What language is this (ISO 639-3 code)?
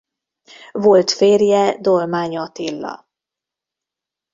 hun